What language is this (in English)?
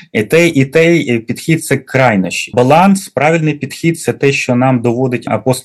Ukrainian